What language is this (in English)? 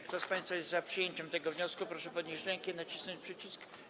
Polish